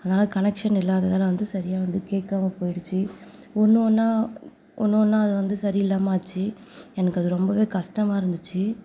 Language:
Tamil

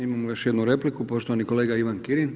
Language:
Croatian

